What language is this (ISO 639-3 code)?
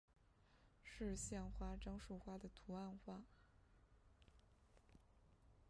zho